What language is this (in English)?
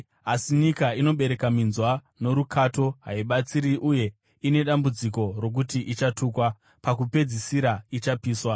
Shona